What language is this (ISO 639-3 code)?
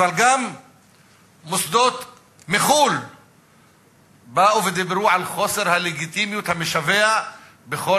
heb